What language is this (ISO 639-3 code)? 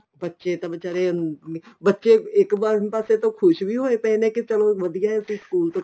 pan